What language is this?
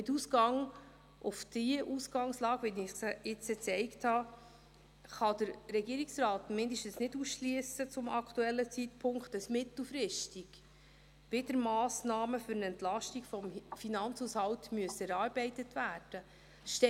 Swiss German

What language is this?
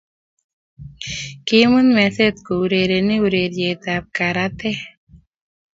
Kalenjin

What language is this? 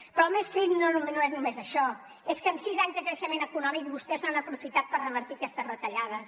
Catalan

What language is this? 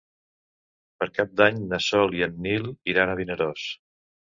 Catalan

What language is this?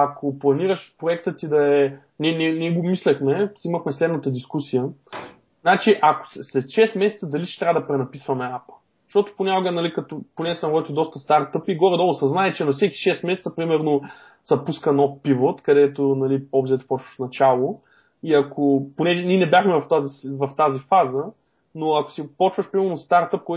Bulgarian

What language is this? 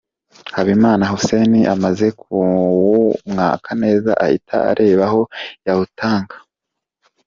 Kinyarwanda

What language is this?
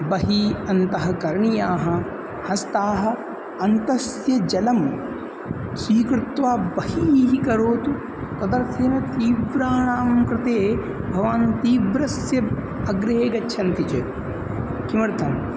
Sanskrit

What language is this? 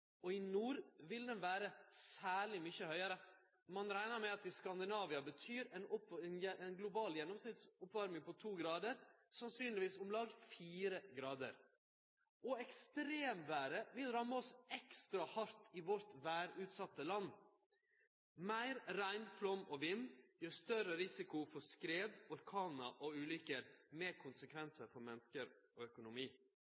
Norwegian Nynorsk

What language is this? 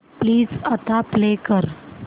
Marathi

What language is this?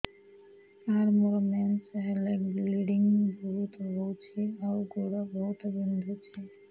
Odia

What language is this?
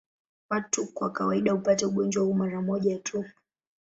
Swahili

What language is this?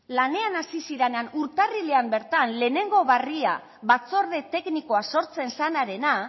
Basque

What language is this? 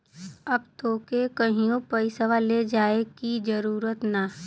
Bhojpuri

